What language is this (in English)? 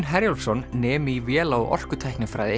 Icelandic